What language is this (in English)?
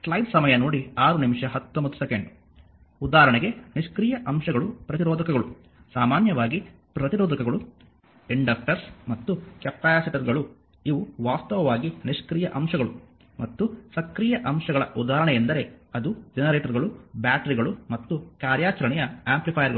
Kannada